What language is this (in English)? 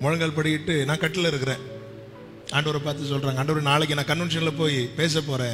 Romanian